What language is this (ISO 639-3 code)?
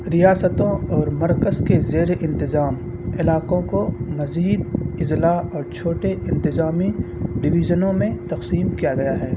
urd